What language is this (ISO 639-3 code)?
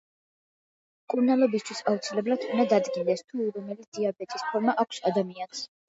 kat